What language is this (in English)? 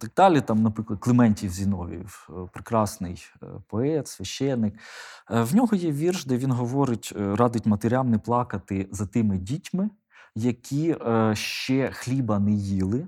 Ukrainian